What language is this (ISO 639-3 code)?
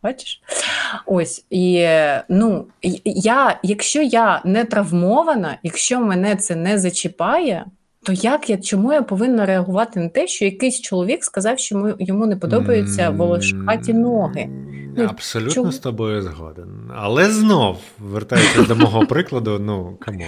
ukr